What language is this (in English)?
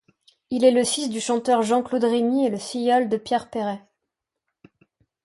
French